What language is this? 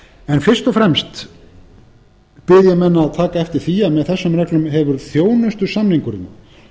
Icelandic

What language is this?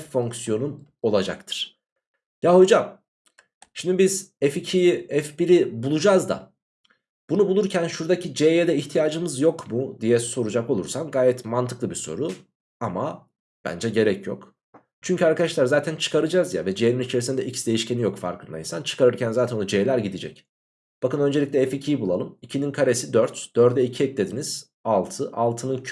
Turkish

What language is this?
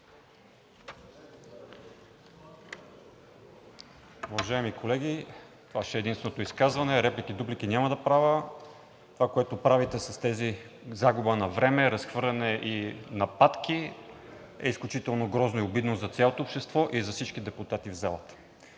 Bulgarian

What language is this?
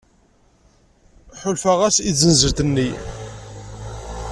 Kabyle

